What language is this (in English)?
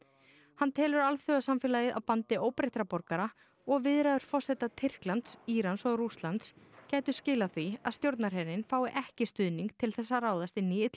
Icelandic